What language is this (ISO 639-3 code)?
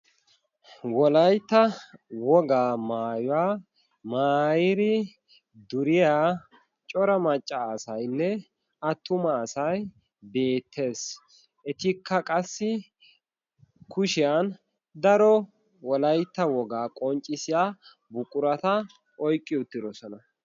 wal